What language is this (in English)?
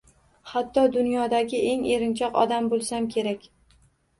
Uzbek